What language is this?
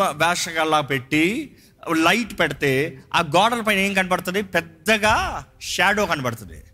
Telugu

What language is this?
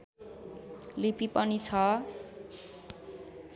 Nepali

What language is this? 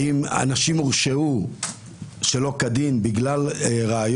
Hebrew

